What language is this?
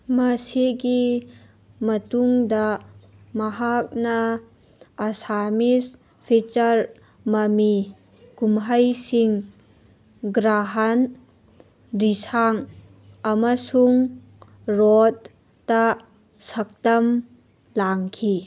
Manipuri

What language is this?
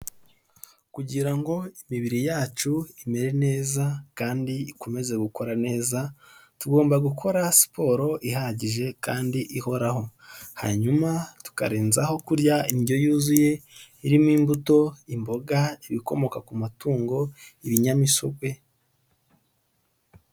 Kinyarwanda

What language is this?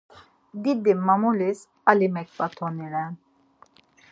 Laz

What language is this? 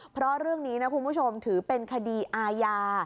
Thai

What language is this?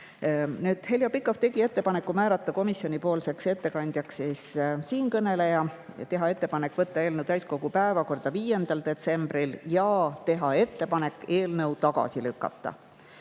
Estonian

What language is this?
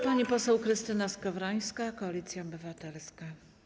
Polish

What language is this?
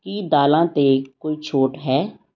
Punjabi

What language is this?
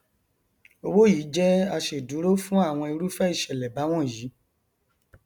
Yoruba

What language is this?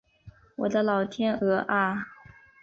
Chinese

